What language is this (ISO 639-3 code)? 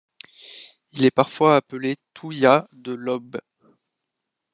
fra